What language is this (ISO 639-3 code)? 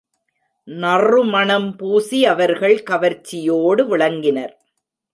tam